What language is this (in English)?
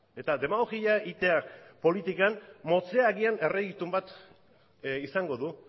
Basque